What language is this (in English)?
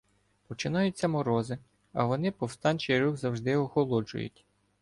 Ukrainian